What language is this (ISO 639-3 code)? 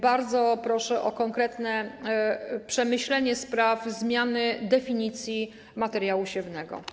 pol